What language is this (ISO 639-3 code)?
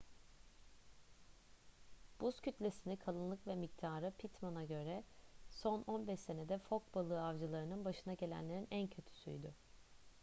tur